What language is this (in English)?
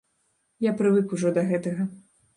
Belarusian